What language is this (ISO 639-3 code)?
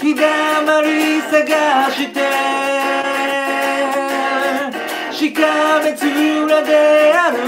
kor